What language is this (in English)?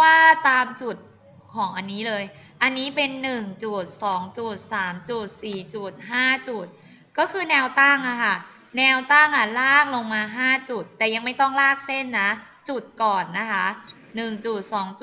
Thai